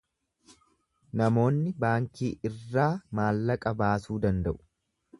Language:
Oromo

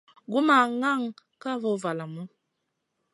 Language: Masana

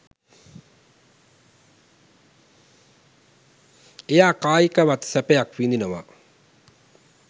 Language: Sinhala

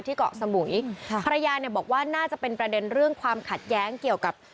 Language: Thai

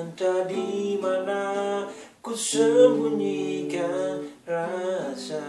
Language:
Indonesian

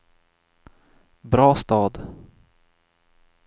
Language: Swedish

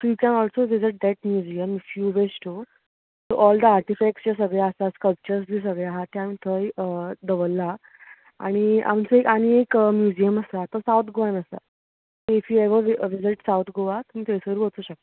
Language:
Konkani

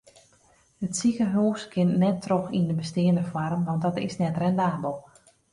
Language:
Western Frisian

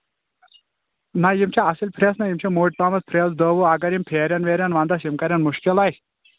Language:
Kashmiri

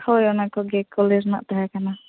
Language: Santali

